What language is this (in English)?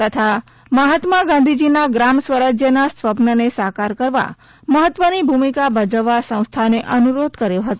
Gujarati